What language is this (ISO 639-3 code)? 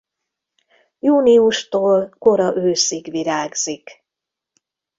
hun